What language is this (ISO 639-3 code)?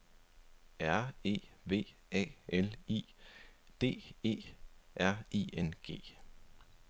dan